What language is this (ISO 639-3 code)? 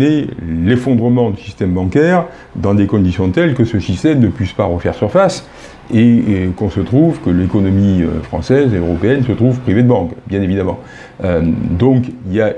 fra